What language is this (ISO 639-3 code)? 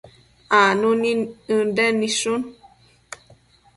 mcf